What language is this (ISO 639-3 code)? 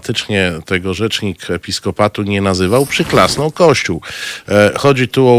pol